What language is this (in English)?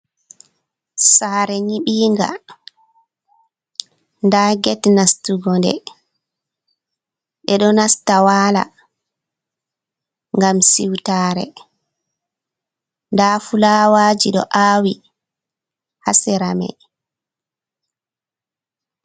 Fula